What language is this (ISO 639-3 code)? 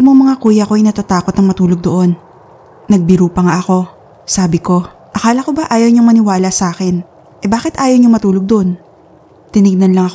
fil